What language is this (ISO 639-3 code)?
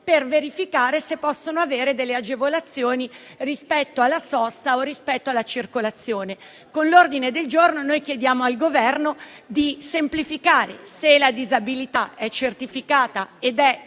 ita